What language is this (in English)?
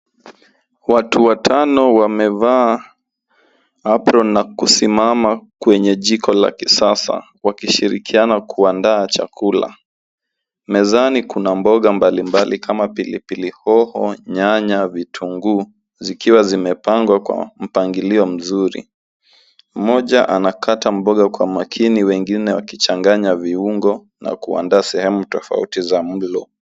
Swahili